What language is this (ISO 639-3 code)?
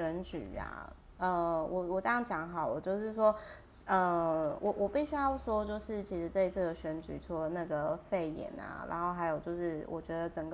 zho